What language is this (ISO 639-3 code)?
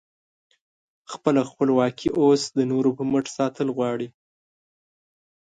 pus